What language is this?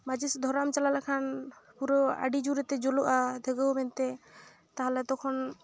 Santali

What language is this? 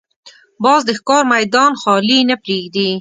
Pashto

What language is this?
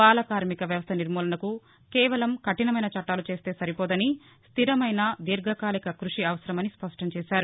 Telugu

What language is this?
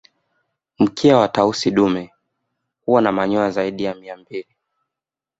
Swahili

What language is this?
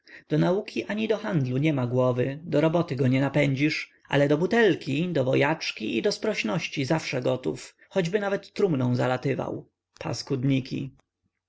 Polish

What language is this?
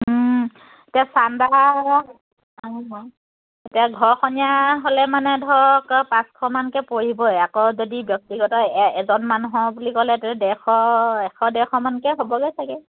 Assamese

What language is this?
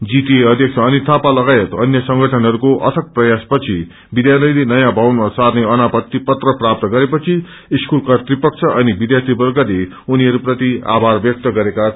Nepali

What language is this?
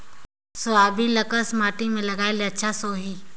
Chhattisgarhi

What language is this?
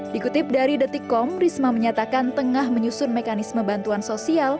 Indonesian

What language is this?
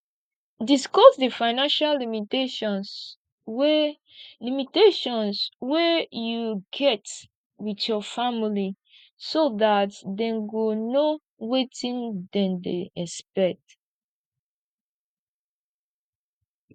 Nigerian Pidgin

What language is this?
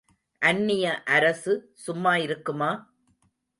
Tamil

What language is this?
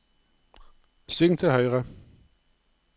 Norwegian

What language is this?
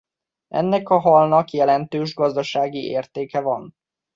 Hungarian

